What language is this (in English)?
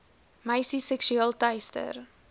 Afrikaans